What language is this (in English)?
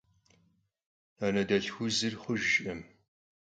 Kabardian